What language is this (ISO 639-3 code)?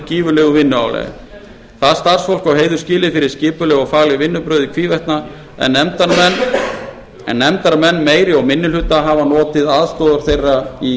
isl